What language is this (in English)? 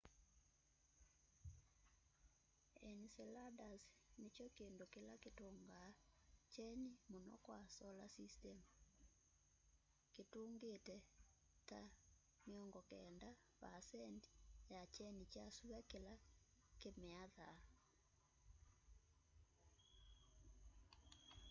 Kamba